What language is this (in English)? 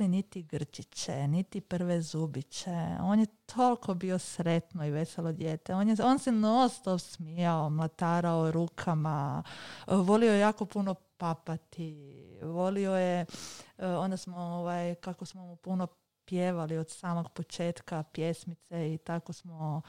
Croatian